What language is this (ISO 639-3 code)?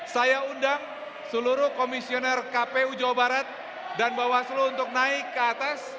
ind